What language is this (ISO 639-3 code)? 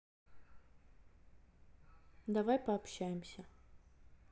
rus